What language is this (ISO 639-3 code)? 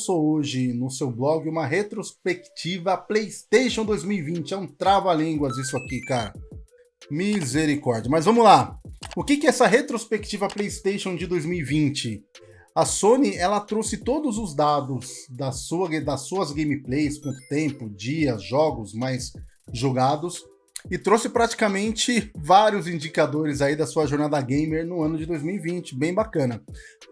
por